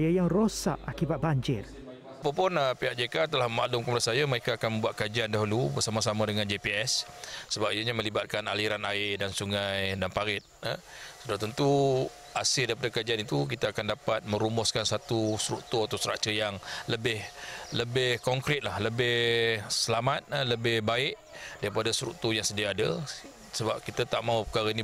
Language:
Malay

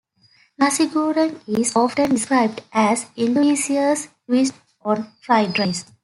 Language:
English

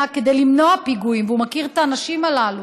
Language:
Hebrew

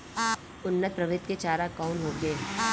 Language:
Bhojpuri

